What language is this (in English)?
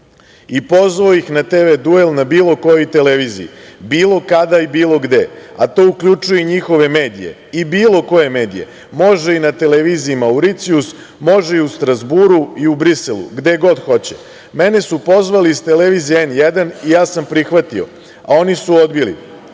Serbian